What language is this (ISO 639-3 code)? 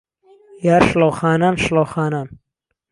ckb